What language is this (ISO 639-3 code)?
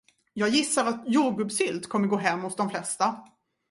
swe